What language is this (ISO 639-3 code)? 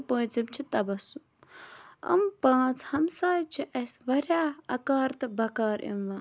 kas